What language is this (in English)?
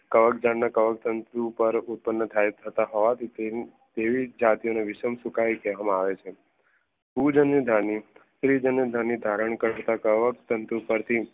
Gujarati